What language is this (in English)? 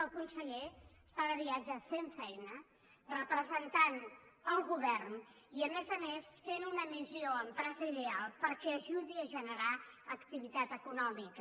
Catalan